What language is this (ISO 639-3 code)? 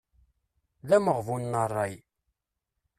kab